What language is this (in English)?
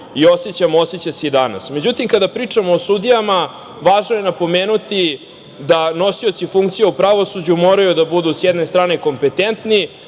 Serbian